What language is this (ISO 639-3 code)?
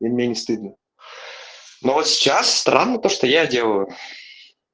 rus